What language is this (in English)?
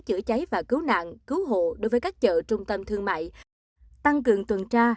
Vietnamese